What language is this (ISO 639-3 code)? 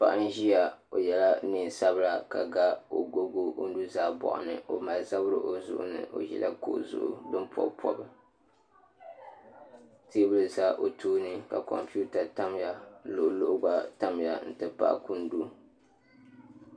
dag